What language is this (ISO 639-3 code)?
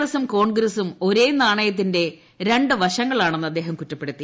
mal